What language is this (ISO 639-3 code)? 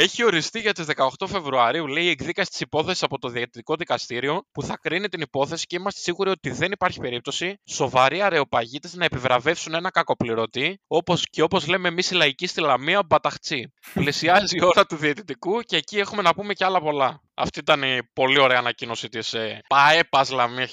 ell